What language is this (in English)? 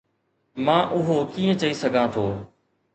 Sindhi